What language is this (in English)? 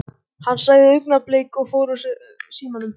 Icelandic